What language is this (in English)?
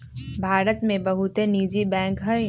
Magahi